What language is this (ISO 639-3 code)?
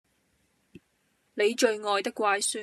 yue